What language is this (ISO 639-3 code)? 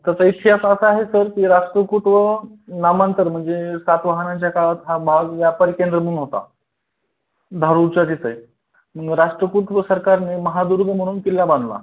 mar